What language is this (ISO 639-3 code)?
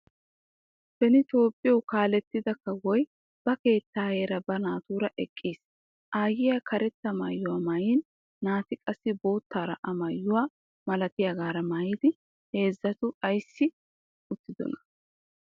wal